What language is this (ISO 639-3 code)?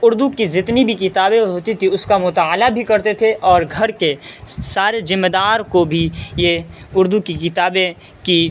urd